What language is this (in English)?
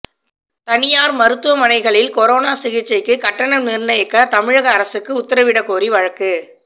Tamil